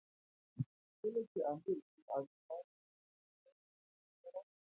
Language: Pashto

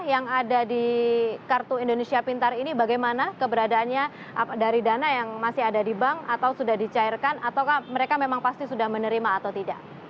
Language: Indonesian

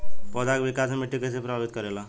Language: Bhojpuri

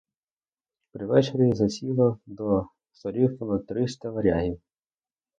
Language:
Ukrainian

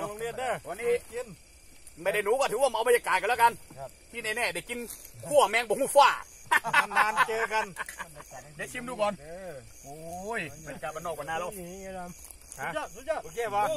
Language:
Thai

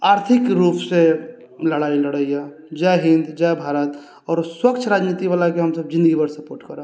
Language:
Maithili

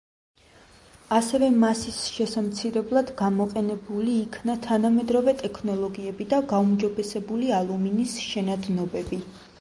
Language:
Georgian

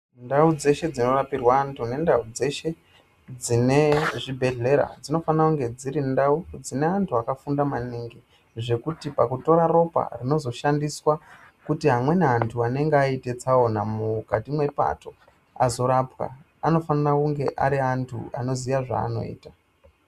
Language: Ndau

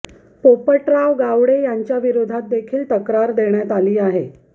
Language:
Marathi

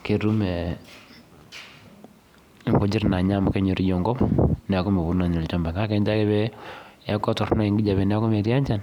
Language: Masai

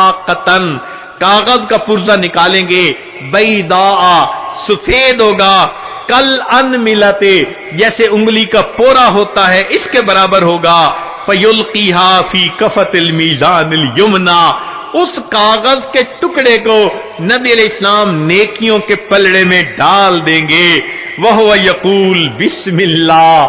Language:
Hindi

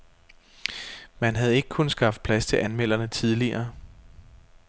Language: Danish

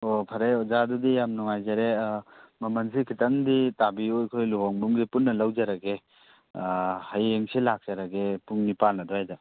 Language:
Manipuri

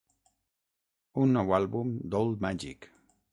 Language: Catalan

